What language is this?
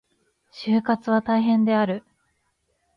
Japanese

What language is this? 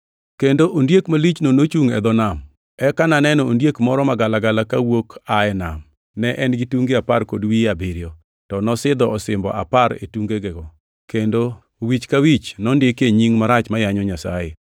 Luo (Kenya and Tanzania)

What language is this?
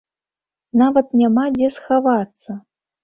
Belarusian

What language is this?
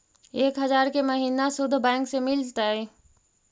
Magahi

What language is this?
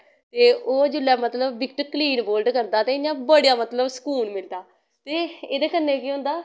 Dogri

